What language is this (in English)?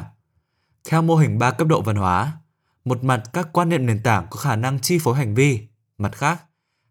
Vietnamese